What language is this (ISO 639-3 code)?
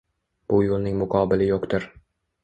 uzb